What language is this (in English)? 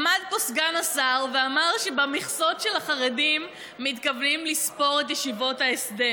Hebrew